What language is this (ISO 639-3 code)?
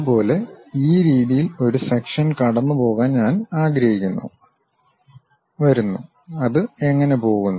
mal